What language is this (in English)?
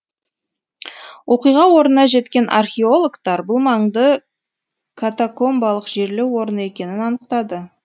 Kazakh